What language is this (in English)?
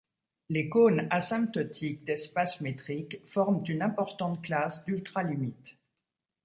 French